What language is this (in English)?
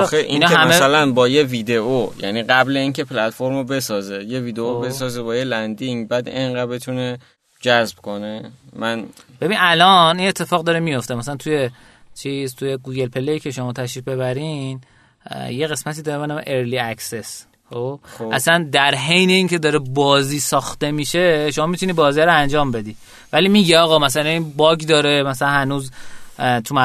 Persian